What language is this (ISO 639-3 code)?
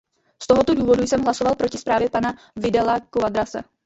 ces